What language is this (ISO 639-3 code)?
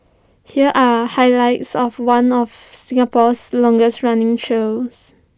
eng